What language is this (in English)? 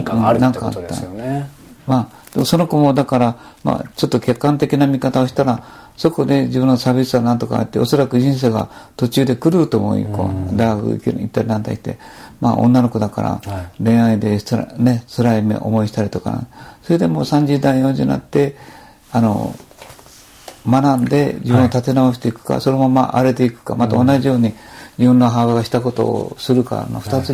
Japanese